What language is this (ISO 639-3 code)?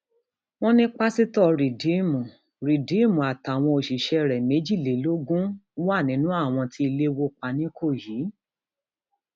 yor